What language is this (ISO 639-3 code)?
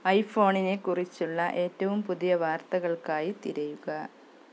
mal